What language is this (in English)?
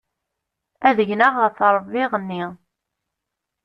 Kabyle